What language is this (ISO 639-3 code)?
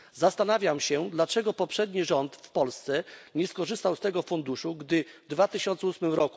pol